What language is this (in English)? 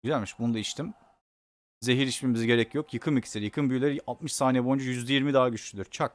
Turkish